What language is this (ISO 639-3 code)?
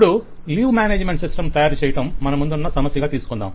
tel